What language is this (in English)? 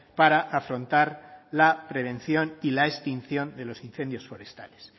Spanish